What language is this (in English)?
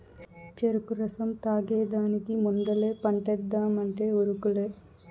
Telugu